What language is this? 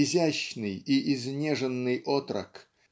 Russian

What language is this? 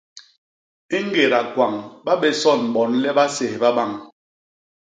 Basaa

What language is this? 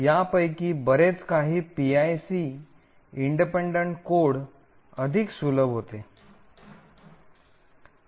Marathi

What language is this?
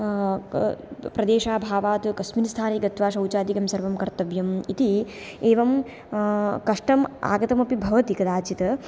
Sanskrit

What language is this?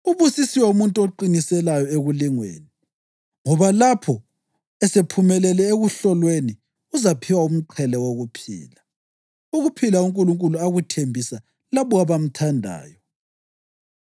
North Ndebele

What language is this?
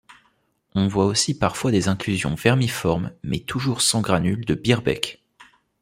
French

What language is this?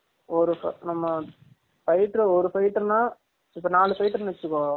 Tamil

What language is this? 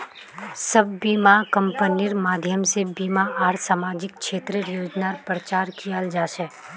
Magahi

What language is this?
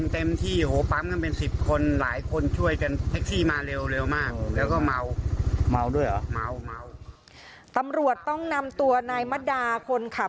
Thai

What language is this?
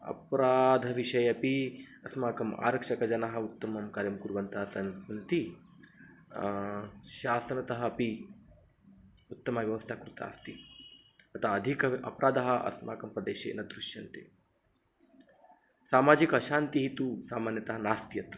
Sanskrit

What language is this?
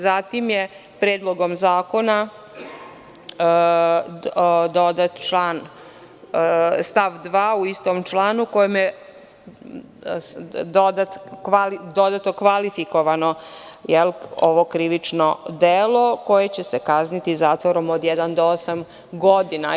Serbian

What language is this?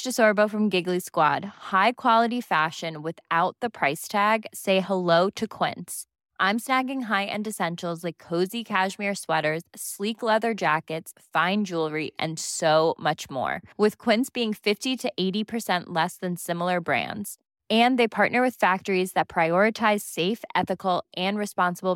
Filipino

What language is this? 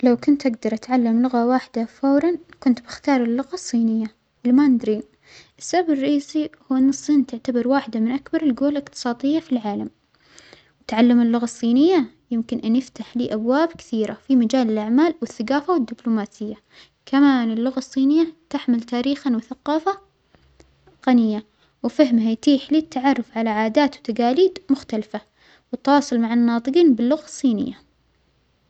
Omani Arabic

